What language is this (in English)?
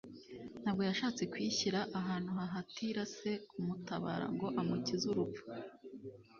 Kinyarwanda